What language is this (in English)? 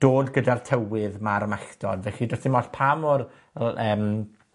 Welsh